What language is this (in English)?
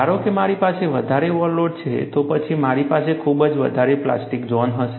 Gujarati